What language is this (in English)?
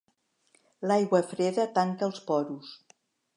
Catalan